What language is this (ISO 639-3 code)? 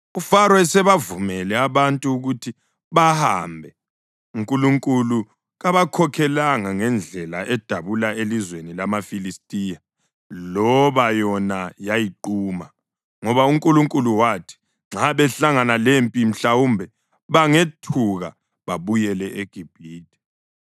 nde